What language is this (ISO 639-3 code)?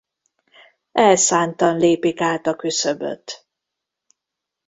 hun